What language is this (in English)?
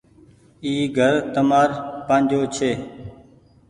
Goaria